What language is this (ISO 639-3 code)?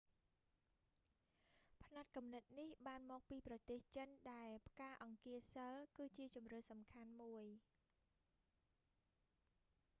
khm